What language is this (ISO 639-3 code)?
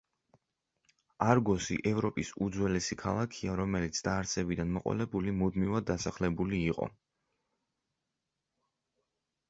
kat